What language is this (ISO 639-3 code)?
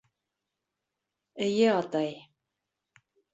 bak